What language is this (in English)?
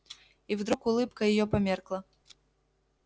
Russian